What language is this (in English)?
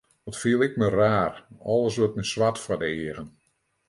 Western Frisian